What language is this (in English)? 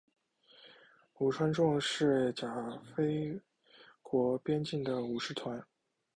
Chinese